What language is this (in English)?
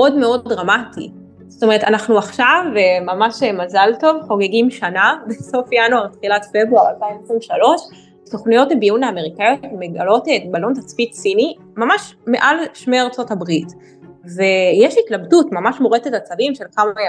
Hebrew